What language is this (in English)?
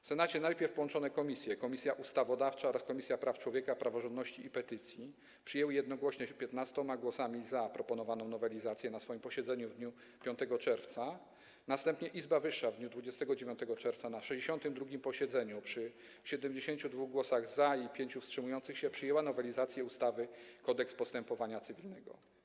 Polish